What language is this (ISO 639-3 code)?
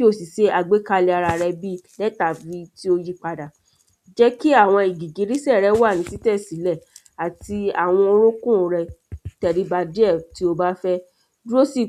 yor